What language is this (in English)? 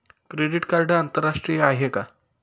Marathi